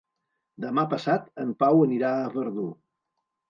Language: Catalan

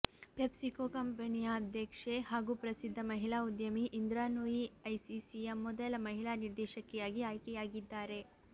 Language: Kannada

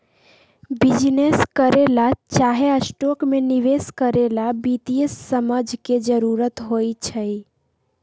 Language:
Magahi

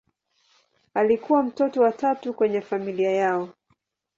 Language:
Swahili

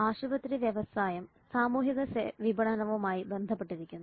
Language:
Malayalam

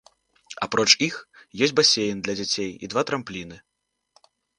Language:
Belarusian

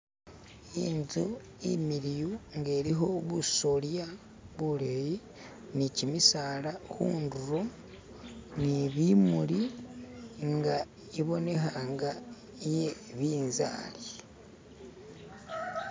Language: Masaaba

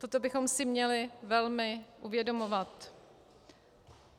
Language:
Czech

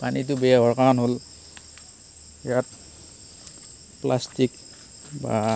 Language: Assamese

